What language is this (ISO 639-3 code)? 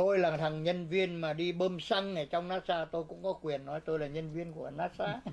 vie